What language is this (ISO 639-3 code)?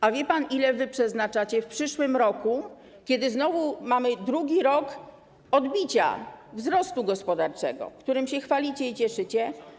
pol